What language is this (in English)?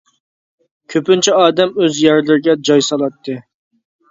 Uyghur